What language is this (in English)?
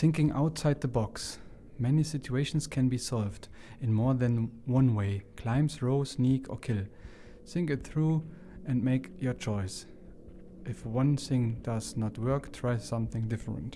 German